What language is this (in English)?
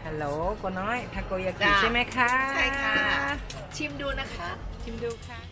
Thai